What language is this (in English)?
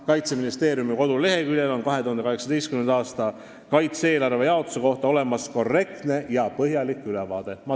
Estonian